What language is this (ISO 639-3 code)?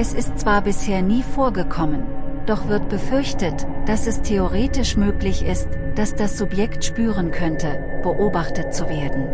deu